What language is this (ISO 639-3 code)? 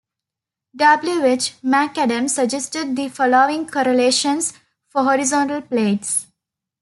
eng